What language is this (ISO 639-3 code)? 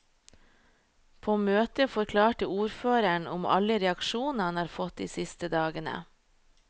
nor